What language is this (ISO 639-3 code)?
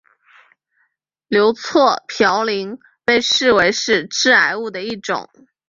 zho